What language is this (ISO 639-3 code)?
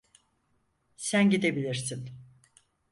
tur